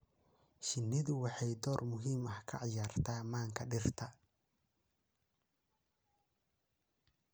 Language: Somali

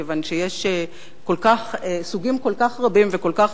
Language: Hebrew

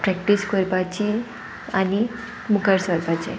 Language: Konkani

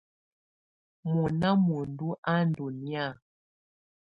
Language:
Tunen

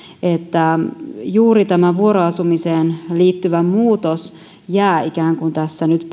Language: Finnish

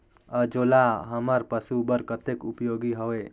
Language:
Chhattisgarhi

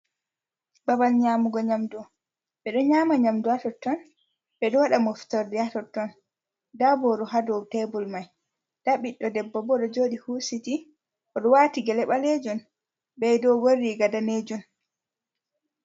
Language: Fula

